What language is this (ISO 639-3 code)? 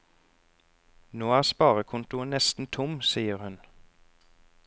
nor